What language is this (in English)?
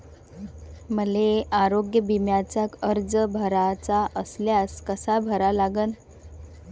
Marathi